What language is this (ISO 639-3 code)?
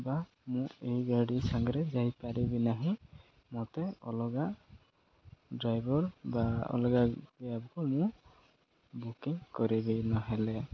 ori